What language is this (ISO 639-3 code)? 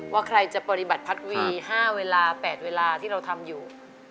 tha